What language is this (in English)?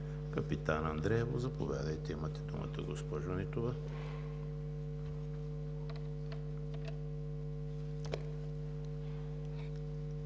Bulgarian